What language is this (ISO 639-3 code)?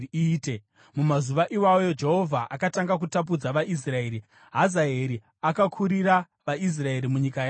sna